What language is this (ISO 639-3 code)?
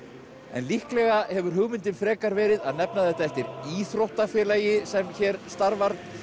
isl